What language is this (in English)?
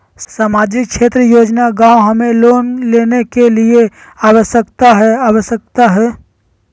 Magahi